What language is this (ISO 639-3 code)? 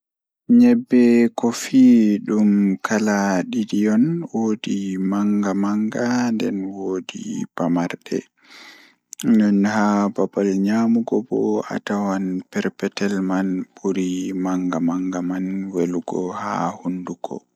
ful